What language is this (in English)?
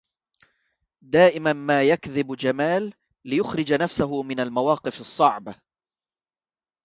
Arabic